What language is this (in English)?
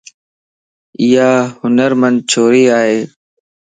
Lasi